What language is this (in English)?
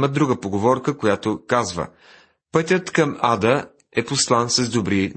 Bulgarian